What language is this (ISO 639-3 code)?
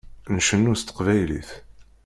kab